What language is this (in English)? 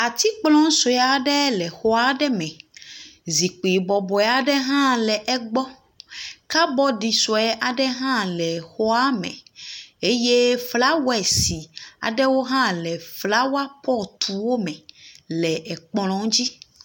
Ewe